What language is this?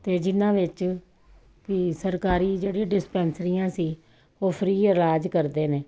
Punjabi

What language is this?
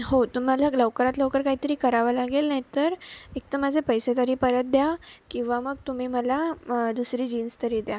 Marathi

